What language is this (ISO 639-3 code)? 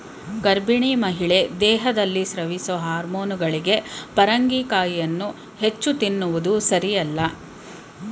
kan